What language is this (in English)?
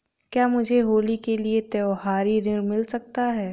Hindi